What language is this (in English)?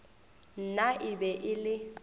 Northern Sotho